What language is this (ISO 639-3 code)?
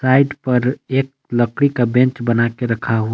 hin